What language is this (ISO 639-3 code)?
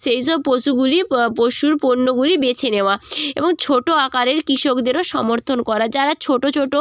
ben